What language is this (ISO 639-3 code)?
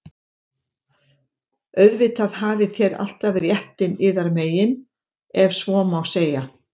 isl